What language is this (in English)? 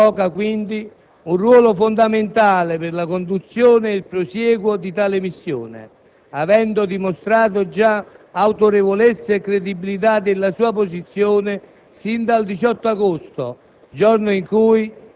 Italian